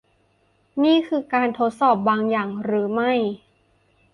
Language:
Thai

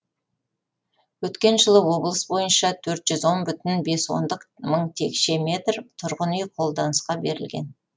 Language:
Kazakh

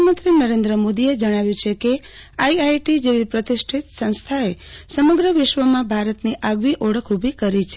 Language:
Gujarati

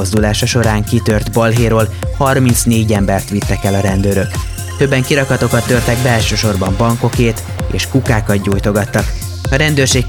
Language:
Hungarian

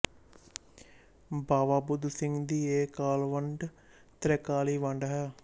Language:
Punjabi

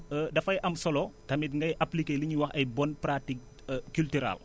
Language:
Wolof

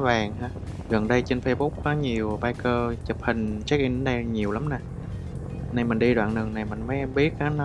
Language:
Vietnamese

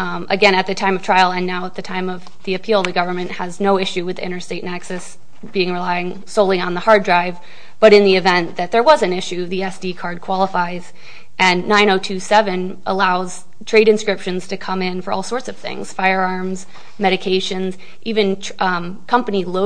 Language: English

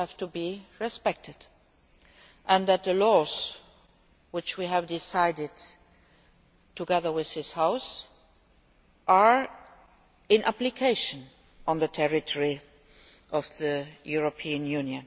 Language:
English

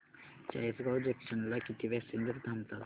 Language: Marathi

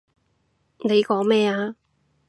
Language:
Cantonese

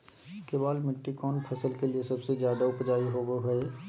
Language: Magahi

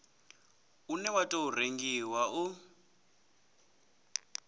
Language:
Venda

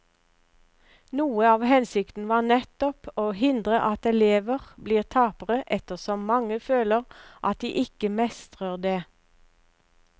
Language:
Norwegian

